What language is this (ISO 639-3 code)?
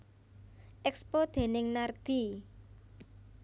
jav